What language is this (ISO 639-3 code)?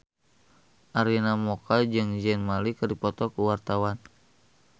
sun